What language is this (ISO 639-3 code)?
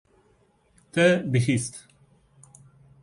kur